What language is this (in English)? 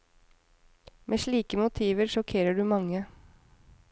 Norwegian